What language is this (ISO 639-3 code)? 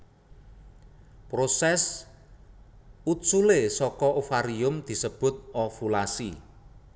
jav